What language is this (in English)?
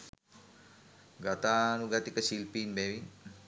Sinhala